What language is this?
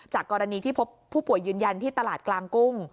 Thai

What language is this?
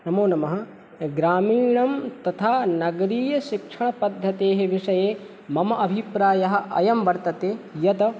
Sanskrit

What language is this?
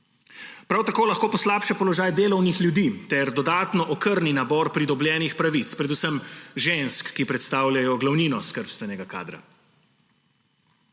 Slovenian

